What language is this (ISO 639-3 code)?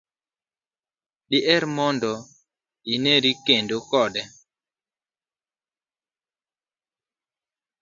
luo